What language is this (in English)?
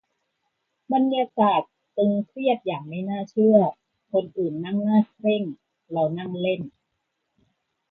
Thai